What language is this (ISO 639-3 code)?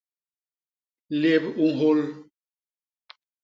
bas